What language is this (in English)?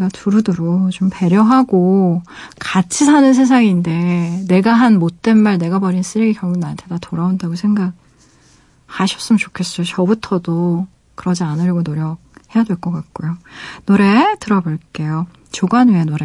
Korean